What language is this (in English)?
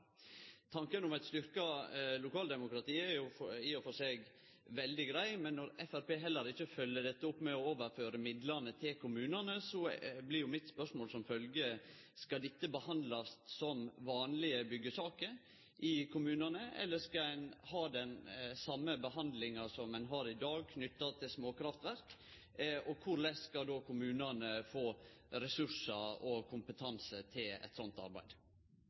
Norwegian Nynorsk